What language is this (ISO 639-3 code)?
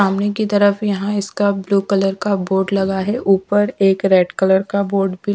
hin